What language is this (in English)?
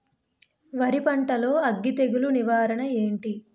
Telugu